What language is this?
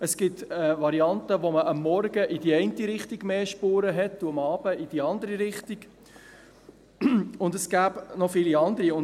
Swiss German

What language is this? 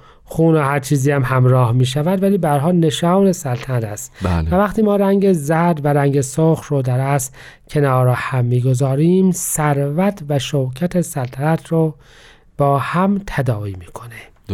Persian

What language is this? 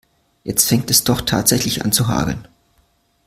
German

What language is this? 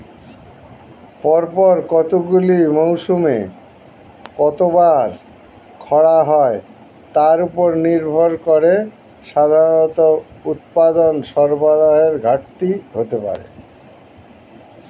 Bangla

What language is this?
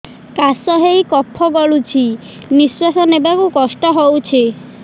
Odia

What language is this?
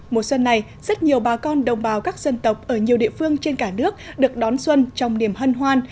Vietnamese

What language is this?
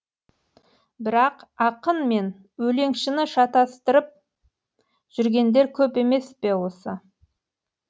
Kazakh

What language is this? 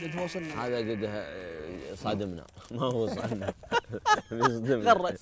Arabic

